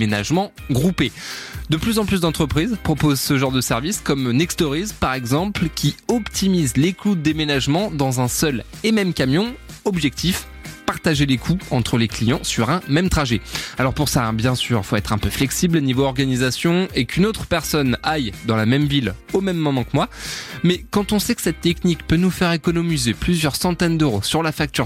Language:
French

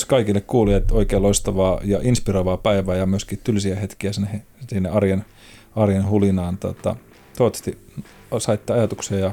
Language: Finnish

